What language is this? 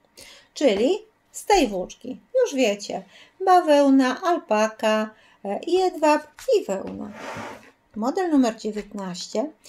Polish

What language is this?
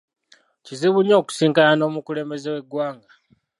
Ganda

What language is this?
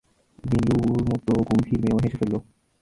Bangla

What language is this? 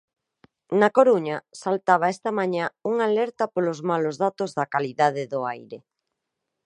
Galician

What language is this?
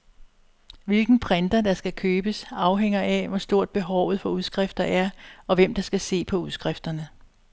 Danish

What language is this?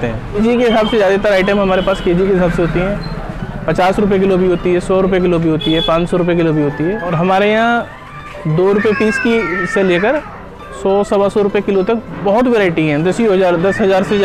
Hindi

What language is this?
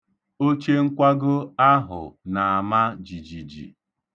Igbo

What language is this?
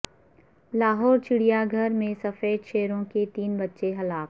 Urdu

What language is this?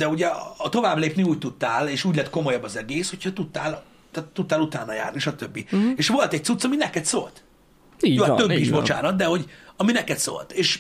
Hungarian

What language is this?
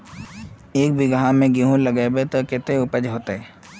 Magahi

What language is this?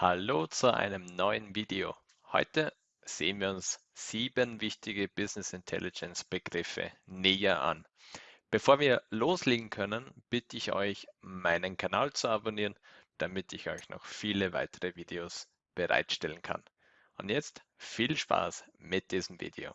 German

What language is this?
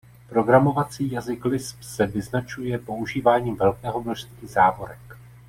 Czech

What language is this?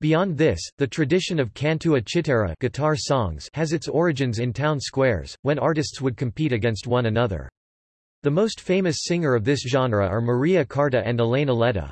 English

